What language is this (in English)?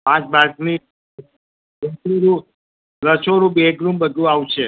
Gujarati